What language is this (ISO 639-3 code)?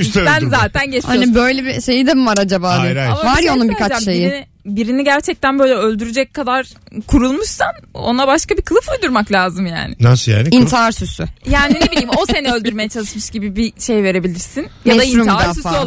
tur